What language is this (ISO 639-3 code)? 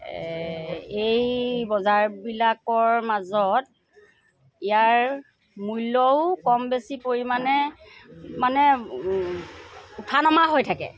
asm